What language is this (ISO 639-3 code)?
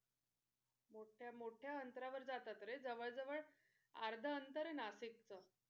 mar